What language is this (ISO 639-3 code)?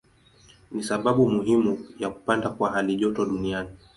swa